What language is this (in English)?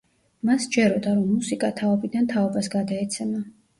Georgian